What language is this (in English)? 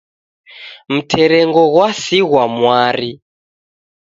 Taita